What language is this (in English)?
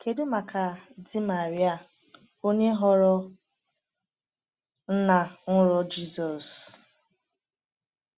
Igbo